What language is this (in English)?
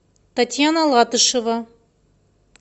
Russian